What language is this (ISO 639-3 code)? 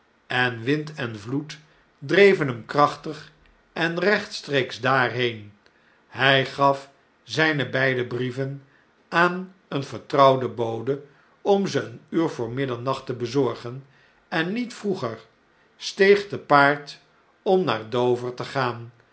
nld